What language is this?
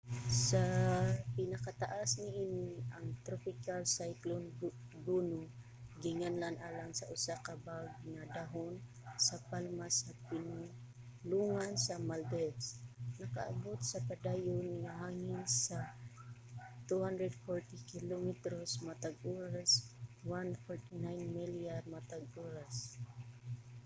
Cebuano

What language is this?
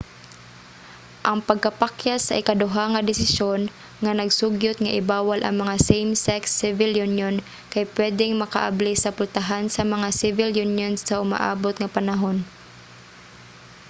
Cebuano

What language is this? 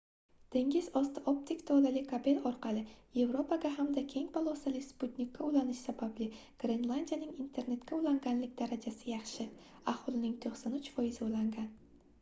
Uzbek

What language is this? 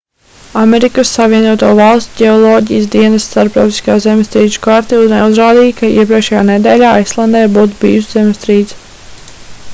Latvian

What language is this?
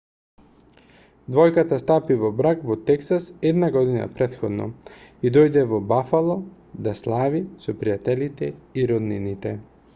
Macedonian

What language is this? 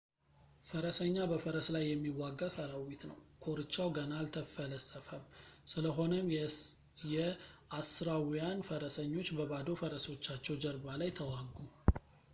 Amharic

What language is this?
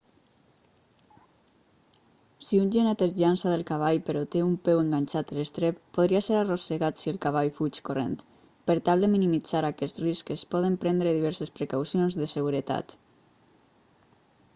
Catalan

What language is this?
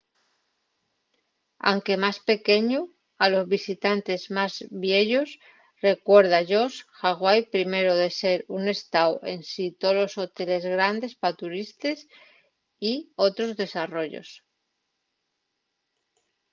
Asturian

